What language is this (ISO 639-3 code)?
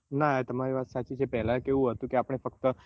guj